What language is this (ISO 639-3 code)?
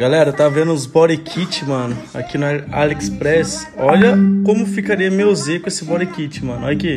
por